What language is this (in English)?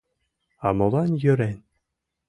Mari